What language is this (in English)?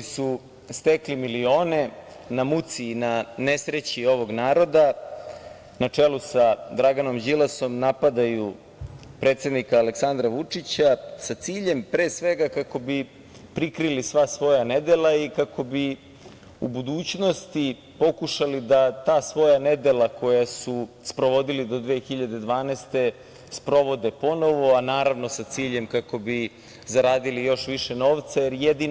Serbian